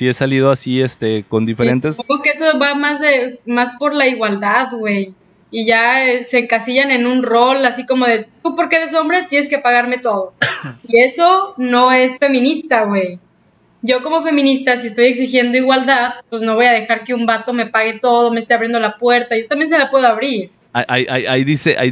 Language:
Spanish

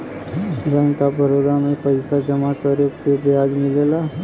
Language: Bhojpuri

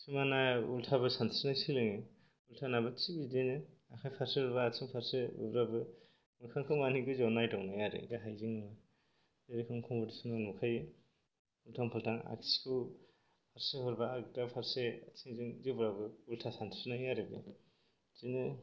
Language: Bodo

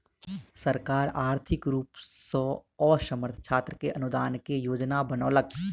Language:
Maithili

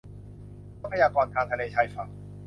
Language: Thai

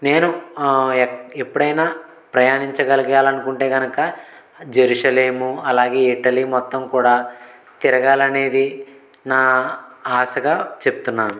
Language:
Telugu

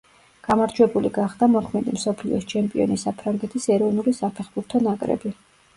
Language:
Georgian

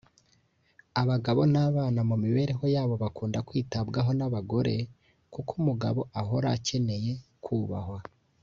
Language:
Kinyarwanda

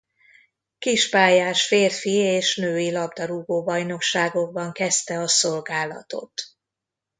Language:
Hungarian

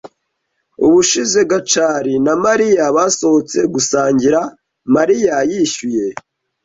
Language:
Kinyarwanda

